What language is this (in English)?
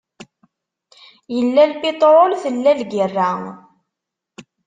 Kabyle